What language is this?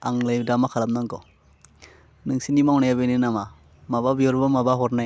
Bodo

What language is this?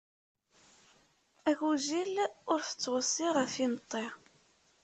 Kabyle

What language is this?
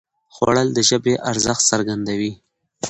Pashto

